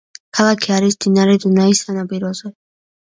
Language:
Georgian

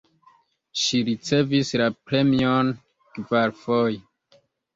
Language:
Esperanto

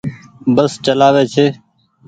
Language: Goaria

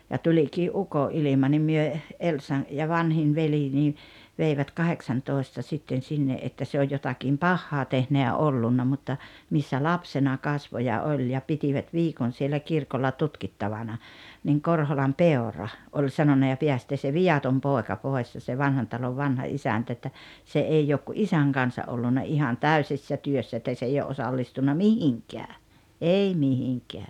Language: Finnish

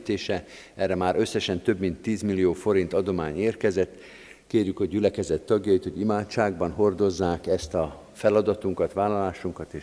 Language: Hungarian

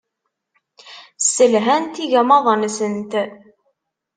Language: Kabyle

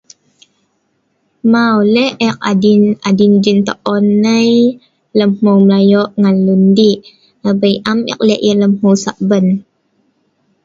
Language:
Sa'ban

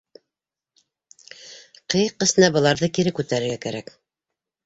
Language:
Bashkir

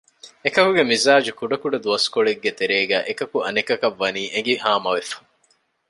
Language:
Divehi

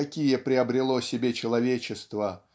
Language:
Russian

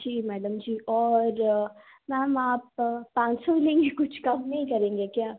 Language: Hindi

